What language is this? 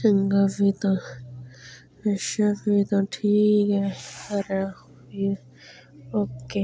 Dogri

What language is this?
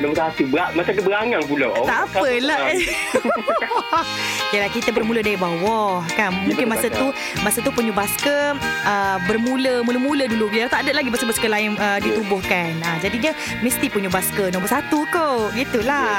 Malay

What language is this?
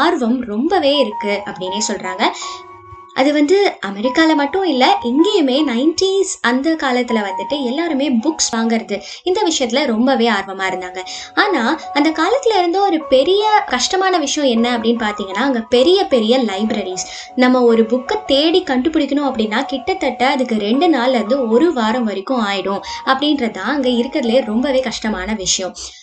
Tamil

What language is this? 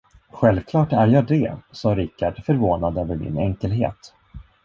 Swedish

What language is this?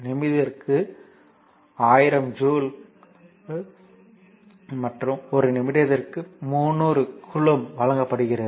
Tamil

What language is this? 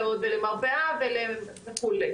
Hebrew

